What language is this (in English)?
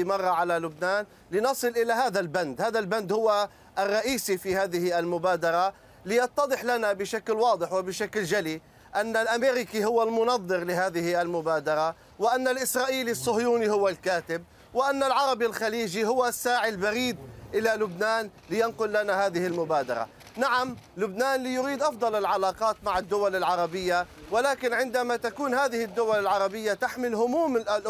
Arabic